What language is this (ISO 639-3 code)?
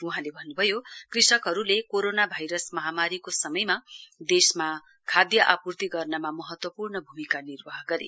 nep